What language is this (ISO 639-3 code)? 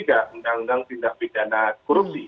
ind